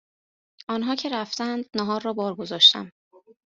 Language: Persian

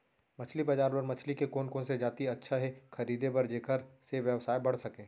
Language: Chhattisgarhi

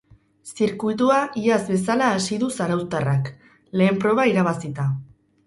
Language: Basque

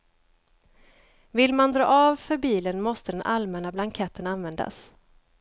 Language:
Swedish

